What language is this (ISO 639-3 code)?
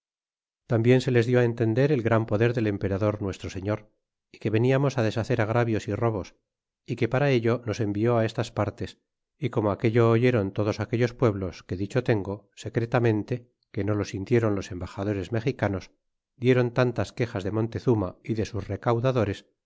spa